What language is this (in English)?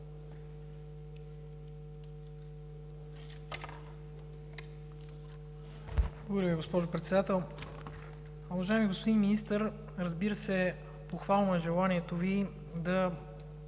Bulgarian